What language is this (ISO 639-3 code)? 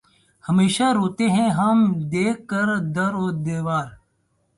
urd